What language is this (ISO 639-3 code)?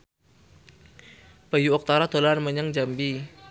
jav